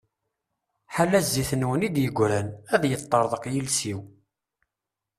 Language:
Kabyle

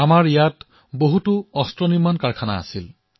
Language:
Assamese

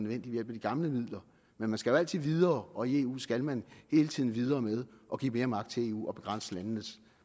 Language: Danish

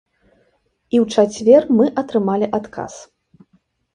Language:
Belarusian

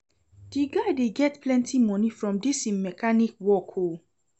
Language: Nigerian Pidgin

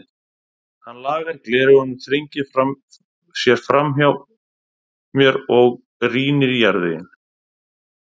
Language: Icelandic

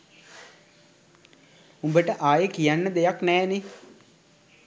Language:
Sinhala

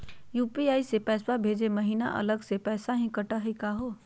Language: Magahi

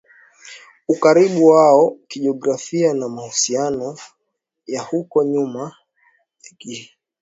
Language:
Swahili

